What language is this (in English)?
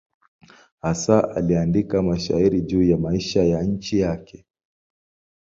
Swahili